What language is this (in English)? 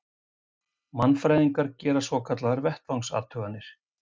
Icelandic